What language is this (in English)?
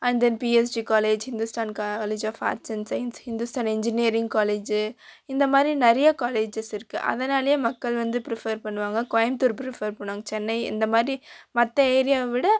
Tamil